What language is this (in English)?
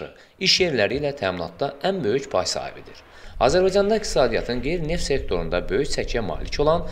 Turkish